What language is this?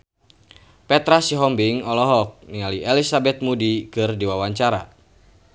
Sundanese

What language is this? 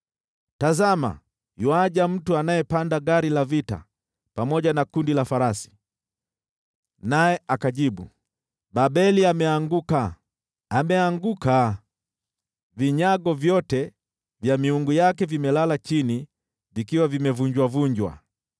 Swahili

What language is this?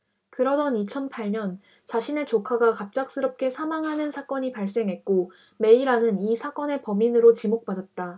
Korean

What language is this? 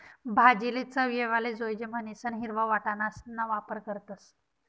Marathi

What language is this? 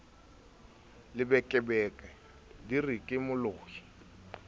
Southern Sotho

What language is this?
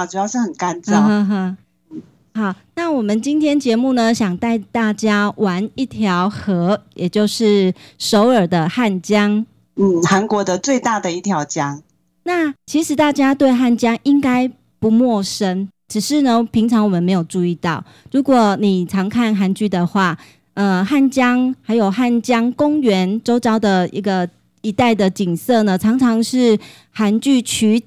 Chinese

